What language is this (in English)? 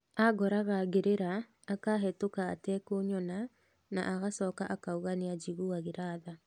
Kikuyu